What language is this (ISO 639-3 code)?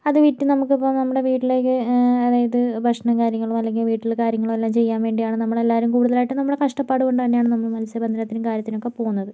mal